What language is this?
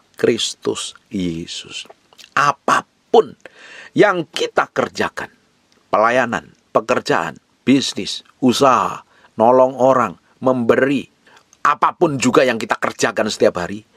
Indonesian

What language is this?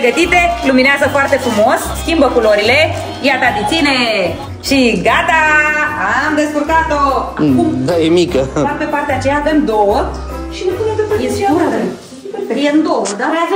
Romanian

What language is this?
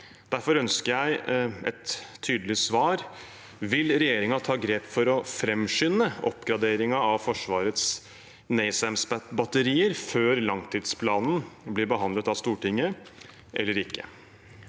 Norwegian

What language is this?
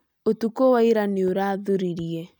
Kikuyu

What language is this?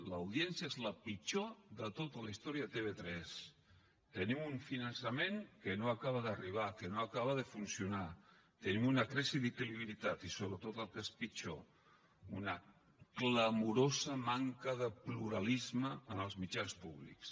Catalan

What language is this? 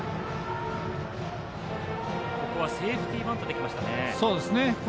Japanese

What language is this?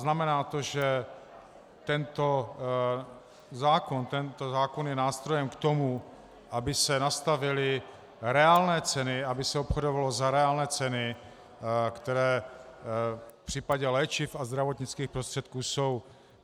Czech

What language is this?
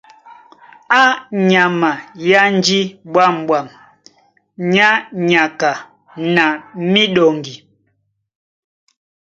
Duala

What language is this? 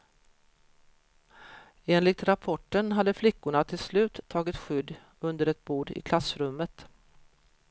Swedish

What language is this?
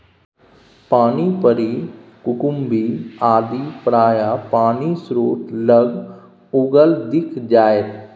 Maithili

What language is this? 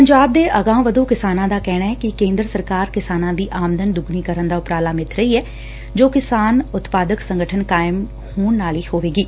Punjabi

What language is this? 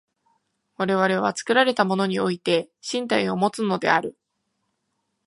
Japanese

